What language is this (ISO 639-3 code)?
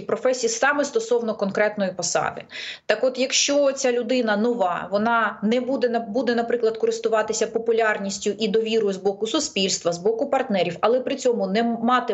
ukr